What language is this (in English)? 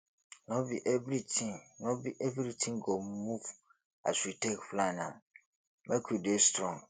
Nigerian Pidgin